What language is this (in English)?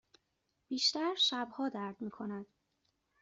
Persian